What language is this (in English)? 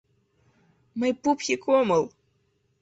Mari